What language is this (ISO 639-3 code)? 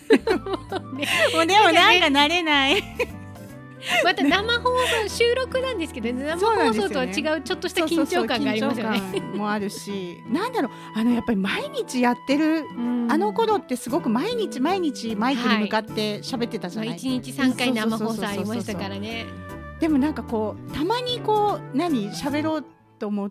jpn